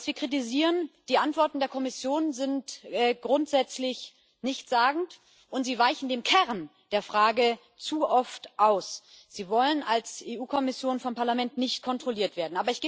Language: German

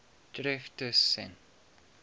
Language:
Afrikaans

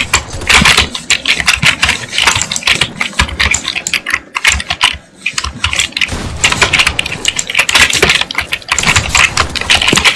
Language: Italian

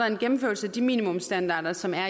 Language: Danish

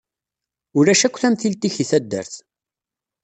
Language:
Kabyle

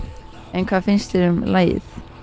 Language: Icelandic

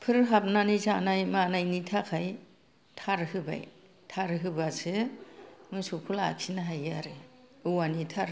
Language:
Bodo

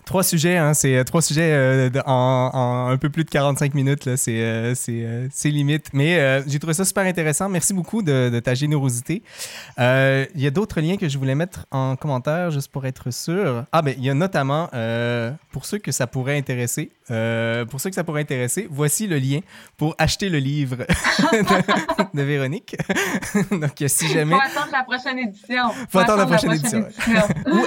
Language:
French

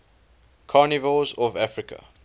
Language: English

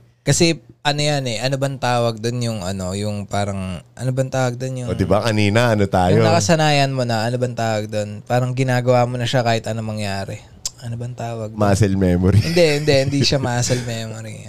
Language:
Filipino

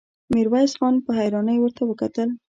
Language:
Pashto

